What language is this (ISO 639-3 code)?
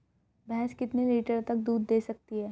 hin